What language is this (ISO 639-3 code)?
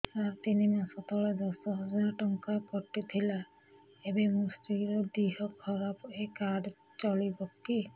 ori